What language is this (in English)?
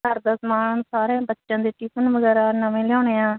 Punjabi